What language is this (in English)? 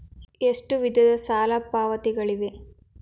Kannada